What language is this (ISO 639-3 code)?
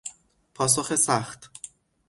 fas